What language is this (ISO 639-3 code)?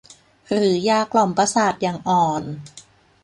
tha